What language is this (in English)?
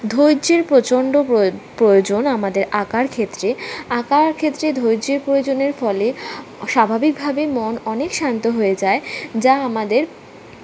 Bangla